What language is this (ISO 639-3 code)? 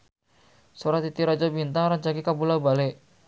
sun